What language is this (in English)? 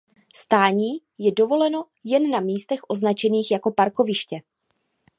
Czech